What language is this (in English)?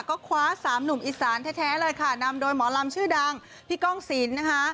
Thai